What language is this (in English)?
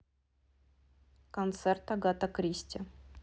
Russian